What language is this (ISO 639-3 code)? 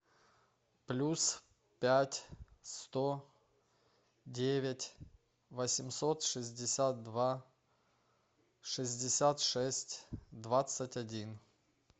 rus